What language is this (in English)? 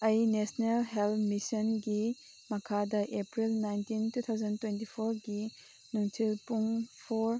Manipuri